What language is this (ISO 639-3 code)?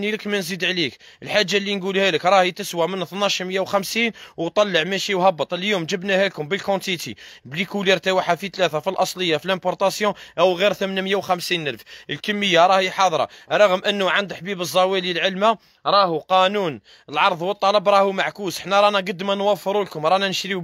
ara